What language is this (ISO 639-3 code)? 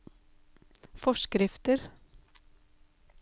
nor